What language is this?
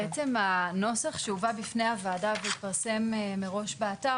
Hebrew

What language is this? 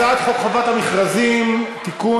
Hebrew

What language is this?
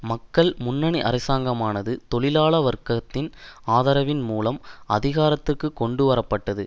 Tamil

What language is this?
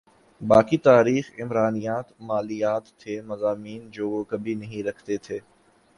Urdu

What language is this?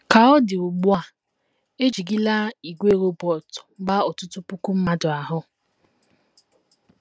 Igbo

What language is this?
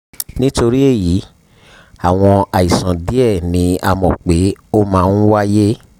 Yoruba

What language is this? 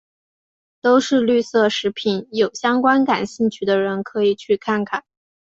Chinese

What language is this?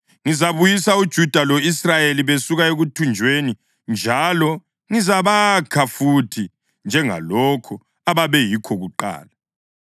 North Ndebele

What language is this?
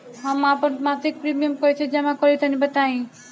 Bhojpuri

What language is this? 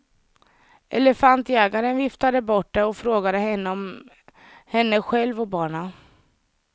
Swedish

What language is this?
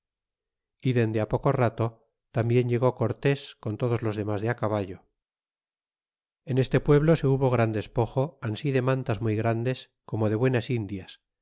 Spanish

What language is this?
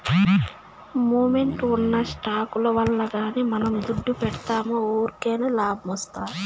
Telugu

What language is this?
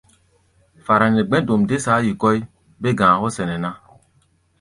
Gbaya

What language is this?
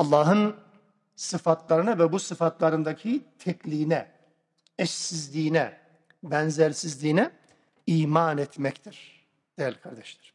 Turkish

